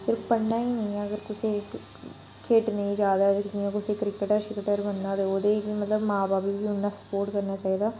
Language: Dogri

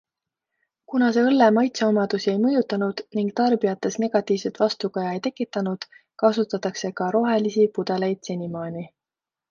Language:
Estonian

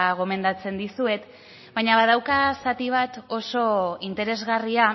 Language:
Basque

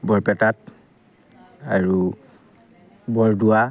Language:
Assamese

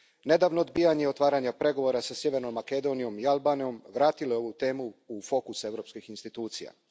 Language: Croatian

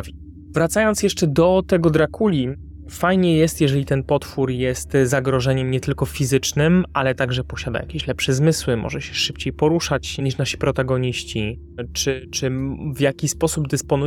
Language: Polish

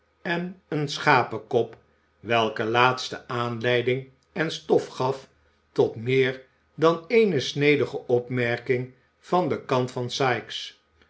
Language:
Dutch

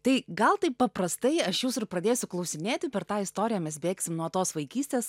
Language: Lithuanian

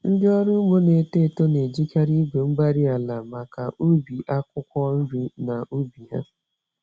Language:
Igbo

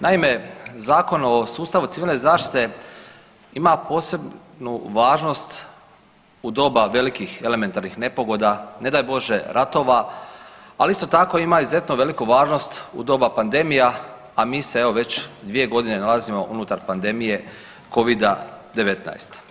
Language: Croatian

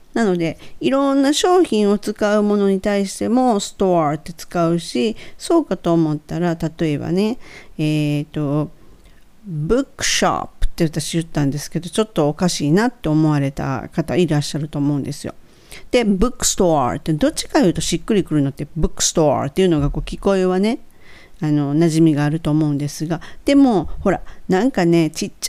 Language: Japanese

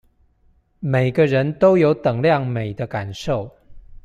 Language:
Chinese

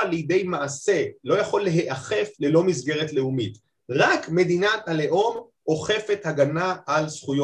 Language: Hebrew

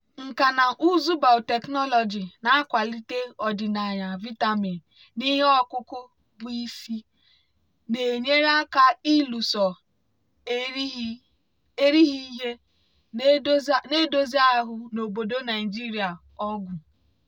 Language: Igbo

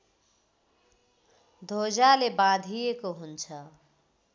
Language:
Nepali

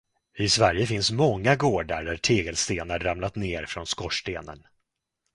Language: Swedish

